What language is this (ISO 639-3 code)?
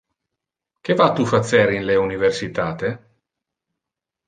ina